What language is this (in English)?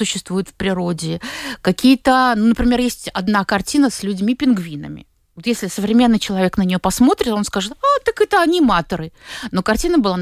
Russian